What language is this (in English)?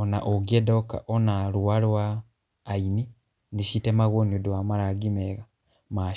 Kikuyu